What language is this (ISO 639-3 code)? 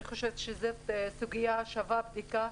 heb